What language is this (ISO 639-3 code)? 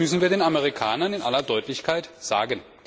deu